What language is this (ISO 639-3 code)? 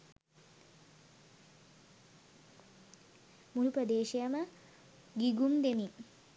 sin